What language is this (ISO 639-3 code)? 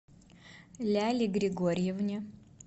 rus